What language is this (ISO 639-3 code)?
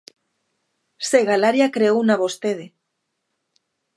glg